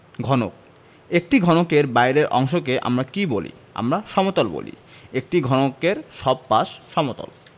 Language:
Bangla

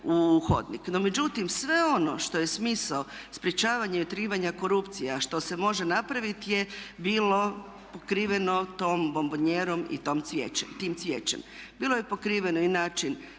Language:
Croatian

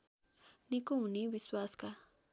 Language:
Nepali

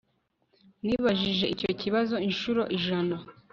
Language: Kinyarwanda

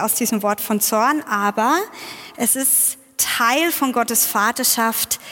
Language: German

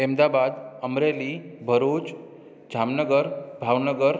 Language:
Sindhi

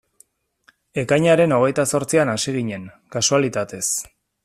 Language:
Basque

